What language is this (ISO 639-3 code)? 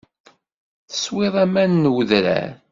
kab